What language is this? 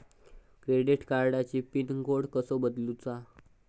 Marathi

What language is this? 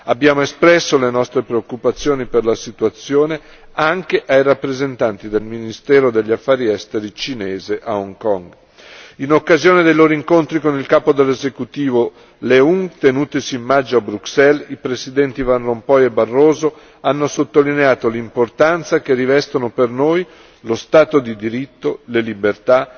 Italian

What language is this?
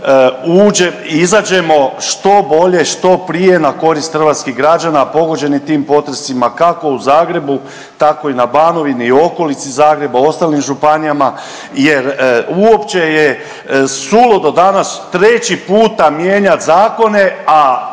Croatian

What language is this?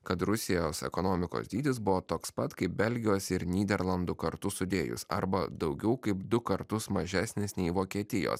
Lithuanian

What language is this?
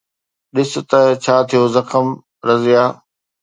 Sindhi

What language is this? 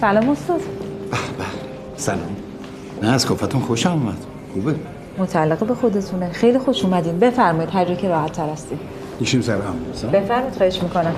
Persian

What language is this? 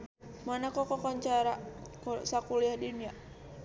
Sundanese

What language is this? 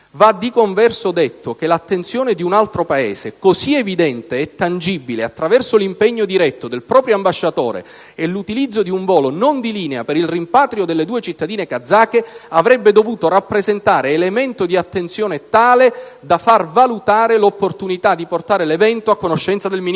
Italian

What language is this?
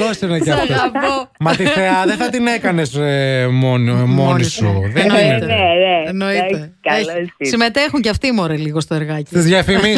Greek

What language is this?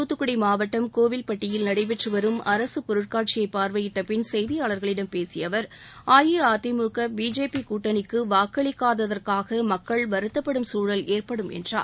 Tamil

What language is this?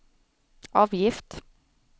Swedish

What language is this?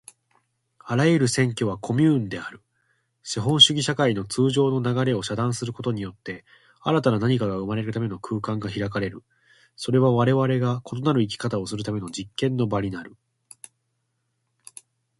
Japanese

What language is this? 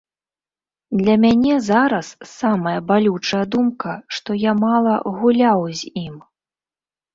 Belarusian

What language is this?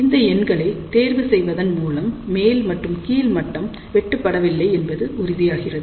Tamil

